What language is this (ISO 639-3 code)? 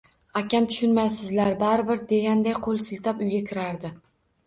uzb